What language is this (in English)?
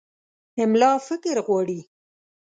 Pashto